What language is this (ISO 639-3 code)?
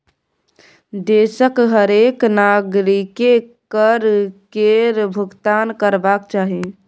mai